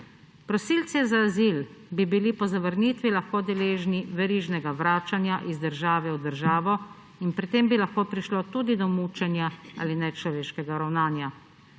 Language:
Slovenian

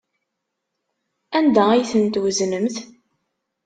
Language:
Kabyle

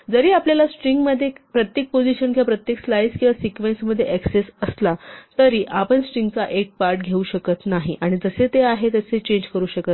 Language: Marathi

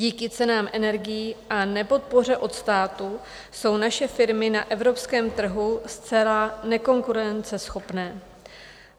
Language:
Czech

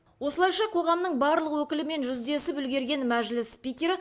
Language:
Kazakh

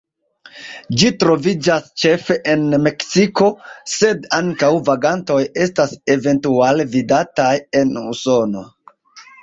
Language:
Esperanto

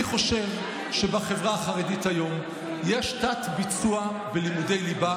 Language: Hebrew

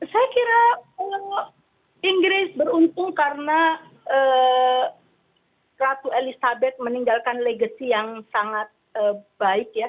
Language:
Indonesian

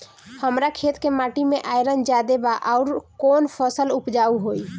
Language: Bhojpuri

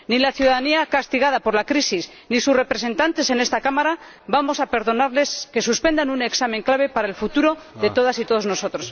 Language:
Spanish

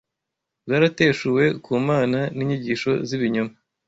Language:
Kinyarwanda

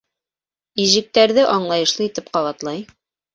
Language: Bashkir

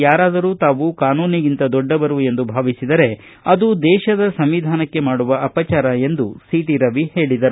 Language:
Kannada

